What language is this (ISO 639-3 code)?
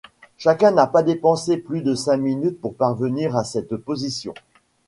fra